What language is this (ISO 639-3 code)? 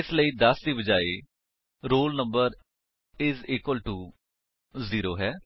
pan